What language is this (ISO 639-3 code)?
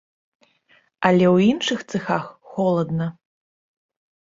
bel